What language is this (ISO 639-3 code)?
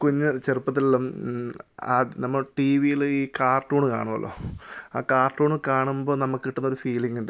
mal